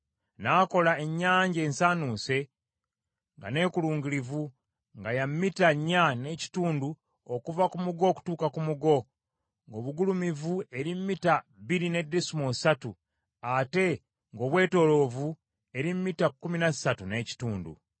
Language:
Ganda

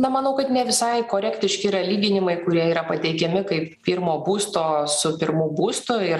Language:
Lithuanian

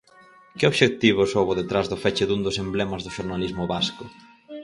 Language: Galician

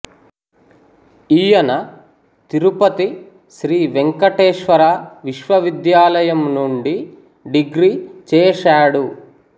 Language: Telugu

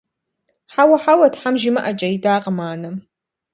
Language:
Kabardian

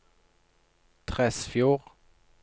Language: Norwegian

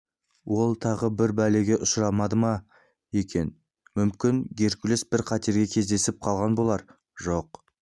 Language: Kazakh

